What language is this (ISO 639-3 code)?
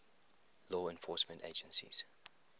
eng